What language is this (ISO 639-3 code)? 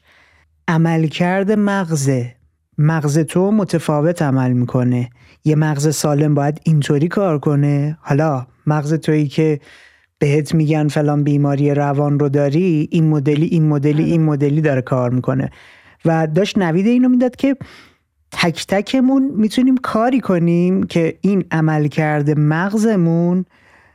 fas